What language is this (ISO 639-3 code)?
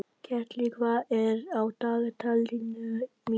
isl